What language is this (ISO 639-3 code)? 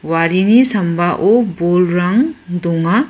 grt